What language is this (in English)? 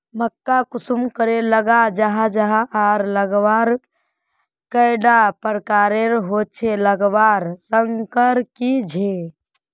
Magahi